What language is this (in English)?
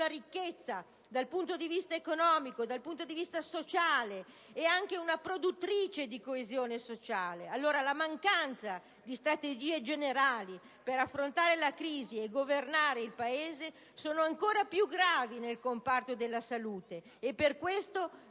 Italian